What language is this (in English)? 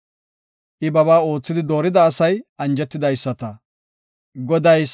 Gofa